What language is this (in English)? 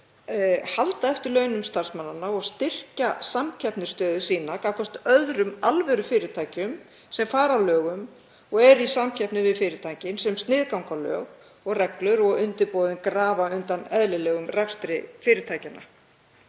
Icelandic